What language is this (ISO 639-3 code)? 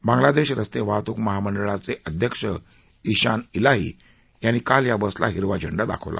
mar